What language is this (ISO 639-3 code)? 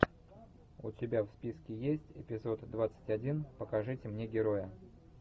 rus